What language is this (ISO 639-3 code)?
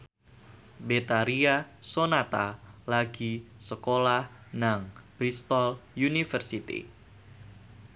jav